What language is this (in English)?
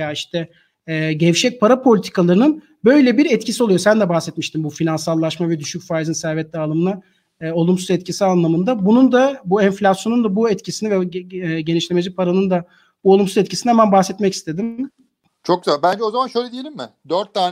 Turkish